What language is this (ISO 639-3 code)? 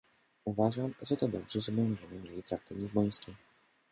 pol